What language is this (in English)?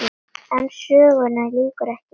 Icelandic